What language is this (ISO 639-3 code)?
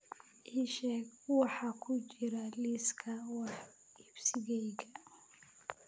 som